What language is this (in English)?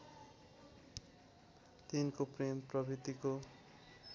Nepali